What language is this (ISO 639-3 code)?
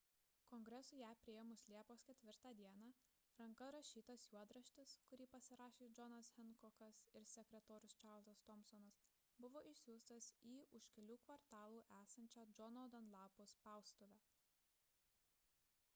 lit